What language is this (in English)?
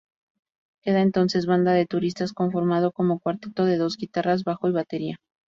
Spanish